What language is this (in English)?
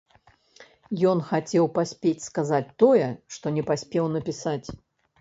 Belarusian